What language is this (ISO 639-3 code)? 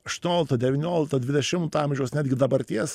lit